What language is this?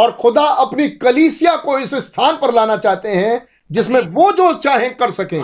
Hindi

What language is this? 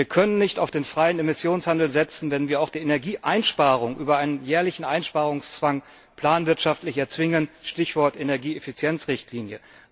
German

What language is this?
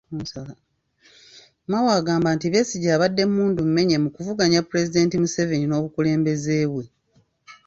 Ganda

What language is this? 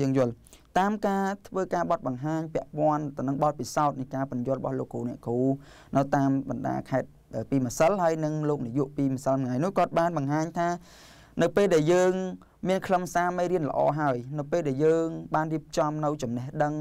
Thai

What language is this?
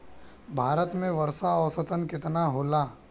Bhojpuri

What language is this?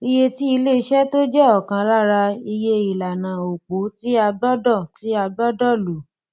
Yoruba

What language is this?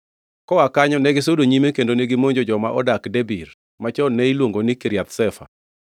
Luo (Kenya and Tanzania)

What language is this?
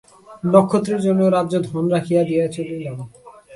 Bangla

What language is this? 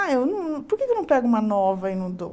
Portuguese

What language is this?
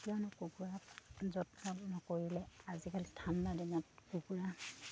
Assamese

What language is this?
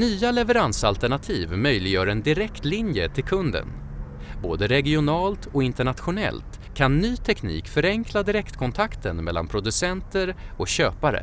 Swedish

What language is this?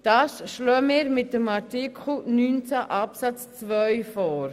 Swiss German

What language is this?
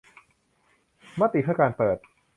Thai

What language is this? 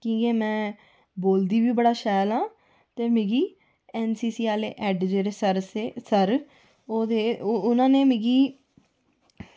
Dogri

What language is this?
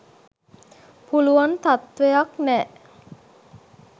Sinhala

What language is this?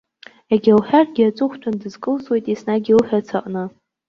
Abkhazian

